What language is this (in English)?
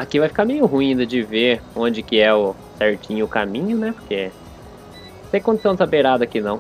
Portuguese